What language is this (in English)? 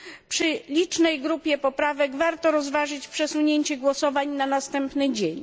Polish